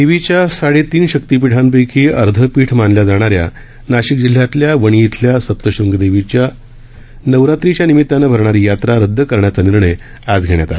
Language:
Marathi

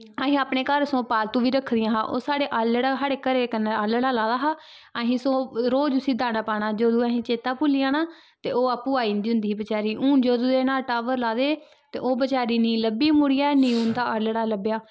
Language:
Dogri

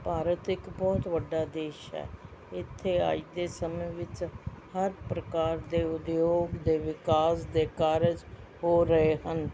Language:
Punjabi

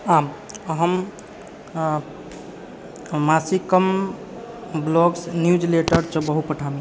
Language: Sanskrit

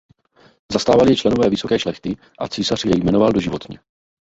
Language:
Czech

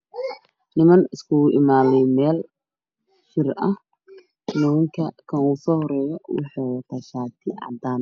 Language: Somali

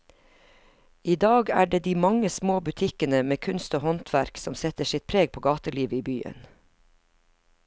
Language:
Norwegian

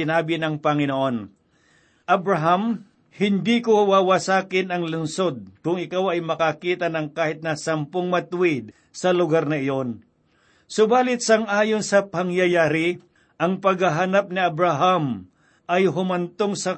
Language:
Filipino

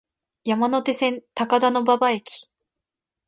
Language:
Japanese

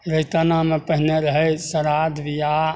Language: Maithili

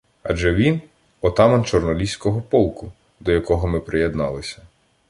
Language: Ukrainian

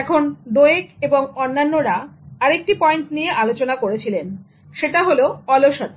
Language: Bangla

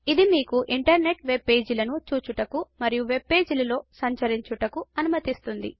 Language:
Telugu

